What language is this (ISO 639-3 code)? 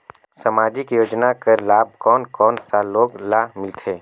hne